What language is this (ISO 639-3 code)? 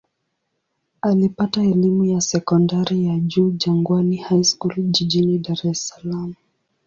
swa